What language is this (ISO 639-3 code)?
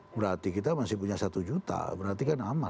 ind